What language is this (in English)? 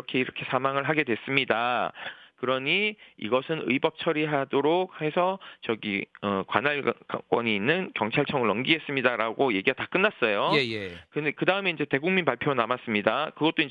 Korean